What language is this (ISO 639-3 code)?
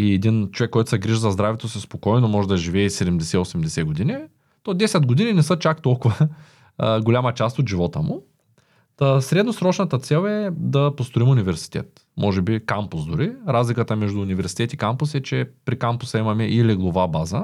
bul